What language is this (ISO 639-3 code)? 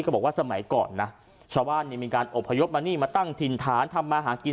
tha